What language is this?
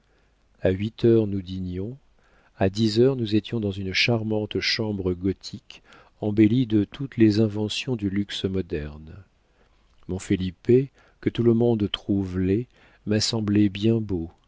French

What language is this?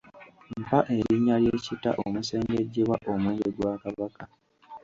Ganda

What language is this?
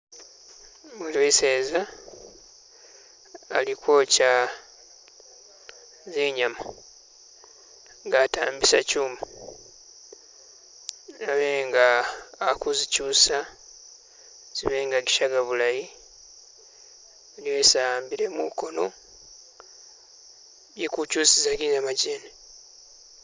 Masaaba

